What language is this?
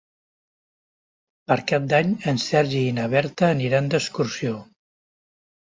Catalan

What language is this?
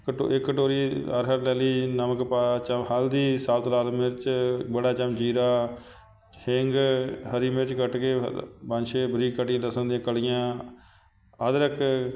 Punjabi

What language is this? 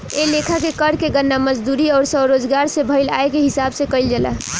Bhojpuri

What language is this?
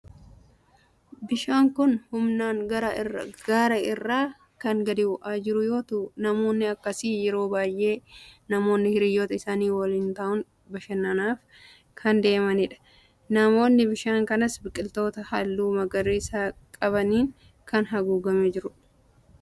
Oromo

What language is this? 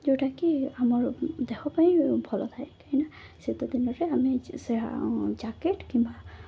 Odia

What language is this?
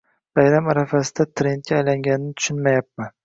Uzbek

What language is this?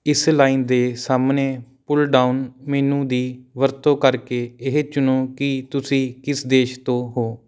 Punjabi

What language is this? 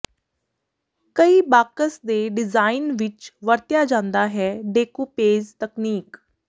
Punjabi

